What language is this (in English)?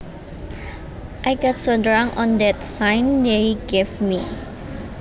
Javanese